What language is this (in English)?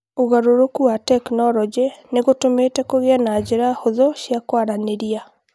Kikuyu